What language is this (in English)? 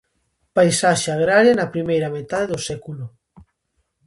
Galician